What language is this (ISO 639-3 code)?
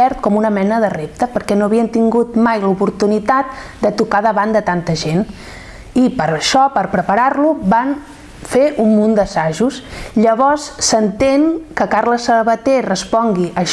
cat